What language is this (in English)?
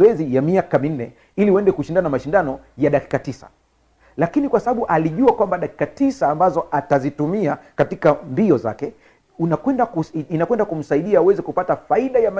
Swahili